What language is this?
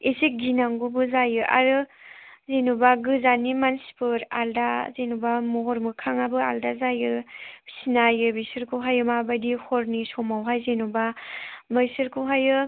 Bodo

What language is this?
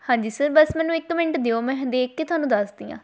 Punjabi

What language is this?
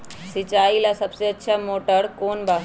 Magahi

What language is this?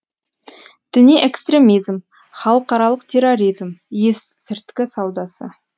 Kazakh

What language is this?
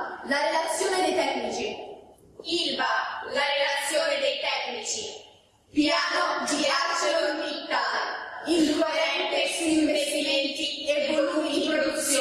Italian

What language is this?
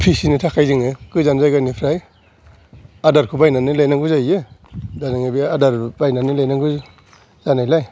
Bodo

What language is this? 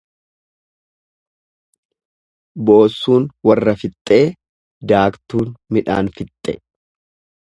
Oromo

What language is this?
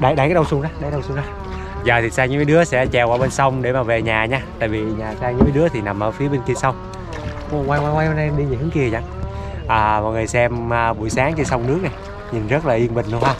Vietnamese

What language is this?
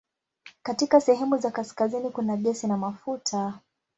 Swahili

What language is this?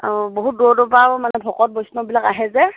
Assamese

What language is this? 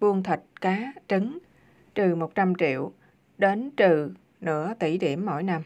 Vietnamese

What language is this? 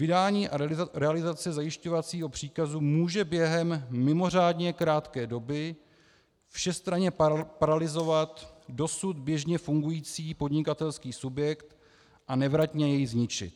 Czech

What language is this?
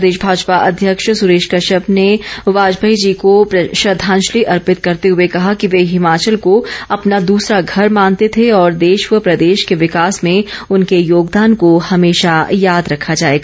Hindi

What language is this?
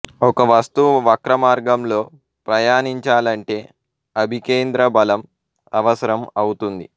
Telugu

